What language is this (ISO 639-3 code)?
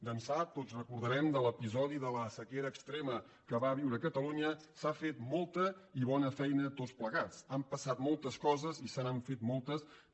cat